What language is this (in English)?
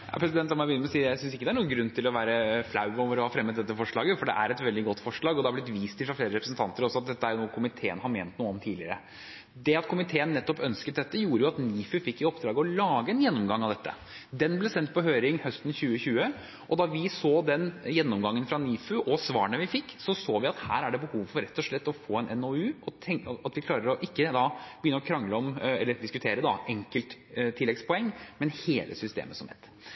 Norwegian Bokmål